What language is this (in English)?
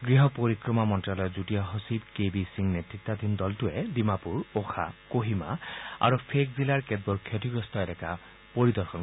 Assamese